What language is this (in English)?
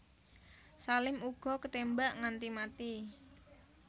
Javanese